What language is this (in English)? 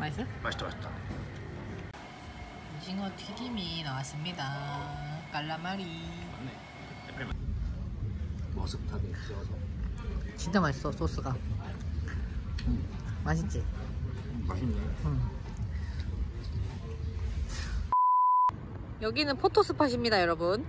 Korean